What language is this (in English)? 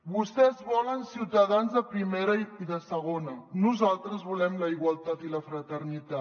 Catalan